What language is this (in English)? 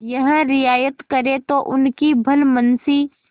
Hindi